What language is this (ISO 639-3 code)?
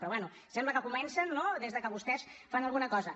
cat